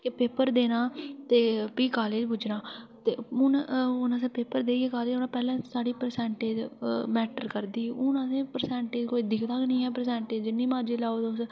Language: Dogri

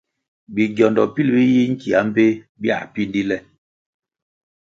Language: Kwasio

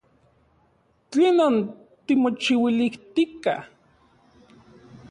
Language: Central Puebla Nahuatl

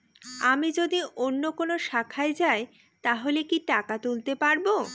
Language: Bangla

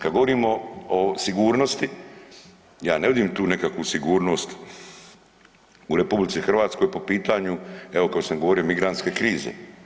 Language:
Croatian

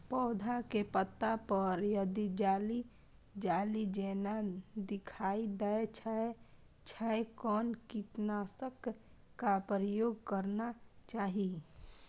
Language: Maithili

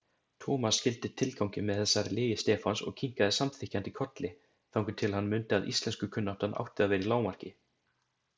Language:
Icelandic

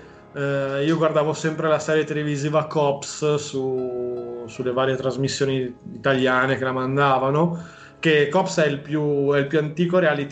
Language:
Italian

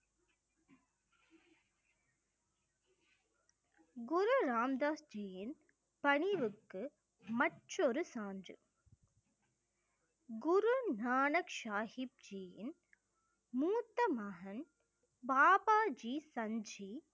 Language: Tamil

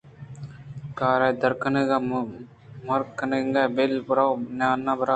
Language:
Eastern Balochi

